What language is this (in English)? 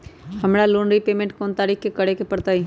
Magahi